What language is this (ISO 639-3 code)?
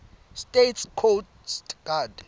ssw